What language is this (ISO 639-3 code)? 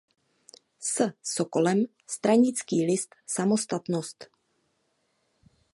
ces